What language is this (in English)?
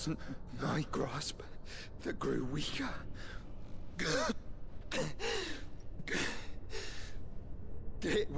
English